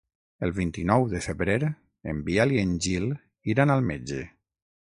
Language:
Catalan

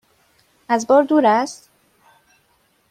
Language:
Persian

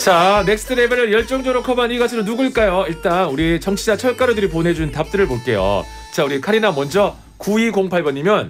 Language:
Korean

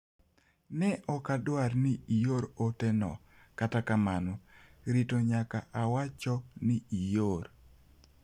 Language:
Luo (Kenya and Tanzania)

